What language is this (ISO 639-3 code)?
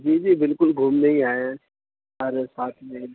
urd